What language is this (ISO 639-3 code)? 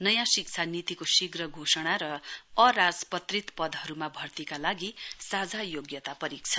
nep